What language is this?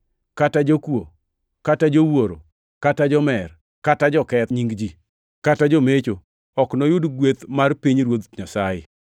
Luo (Kenya and Tanzania)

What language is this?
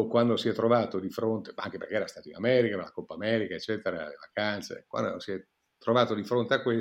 Italian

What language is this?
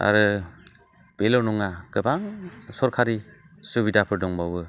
Bodo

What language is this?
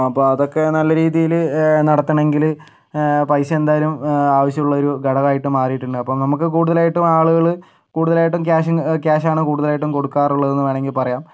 Malayalam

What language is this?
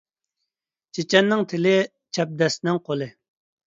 Uyghur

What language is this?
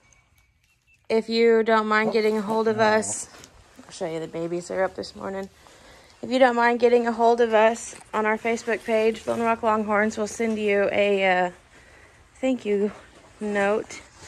English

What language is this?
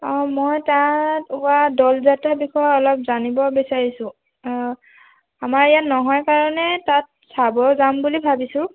Assamese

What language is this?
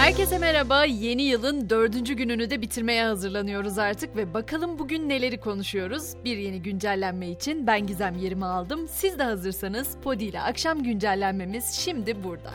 Turkish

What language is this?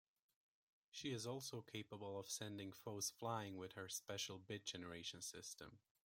English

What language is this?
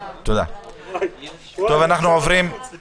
Hebrew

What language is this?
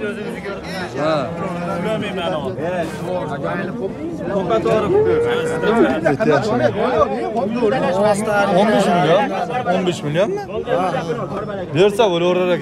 Turkish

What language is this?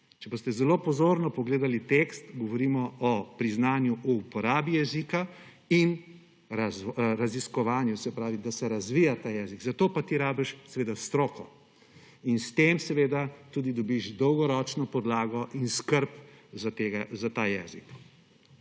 Slovenian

